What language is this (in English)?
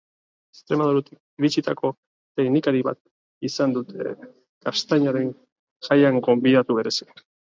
Basque